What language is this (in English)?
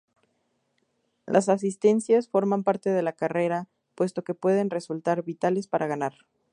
Spanish